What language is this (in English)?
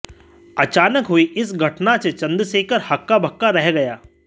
Hindi